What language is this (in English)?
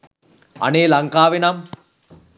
Sinhala